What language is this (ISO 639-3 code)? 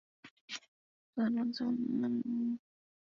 eng